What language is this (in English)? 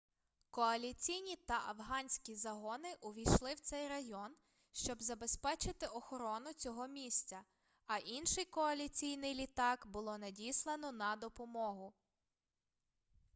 Ukrainian